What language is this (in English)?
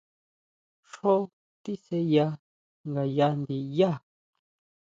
Huautla Mazatec